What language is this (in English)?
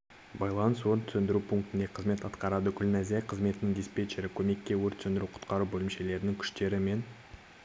Kazakh